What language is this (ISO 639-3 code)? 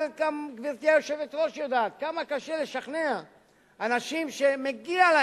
heb